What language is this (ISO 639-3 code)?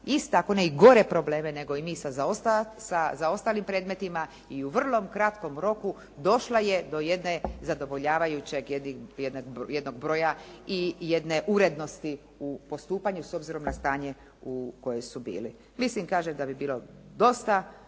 hrv